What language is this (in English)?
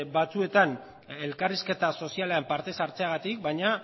Basque